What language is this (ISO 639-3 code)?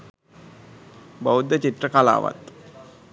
sin